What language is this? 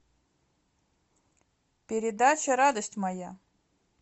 Russian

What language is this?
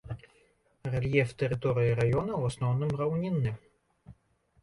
Belarusian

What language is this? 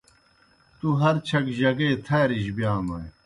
Kohistani Shina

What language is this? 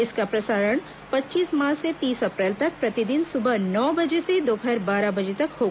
Hindi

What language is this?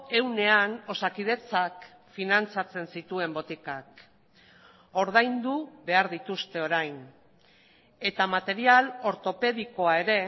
Basque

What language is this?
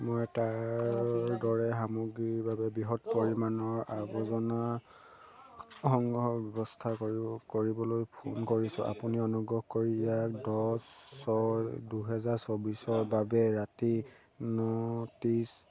Assamese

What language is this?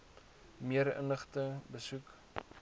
Afrikaans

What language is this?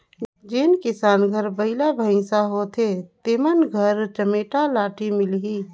Chhattisgarhi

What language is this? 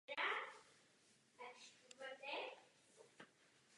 Czech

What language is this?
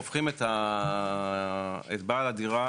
Hebrew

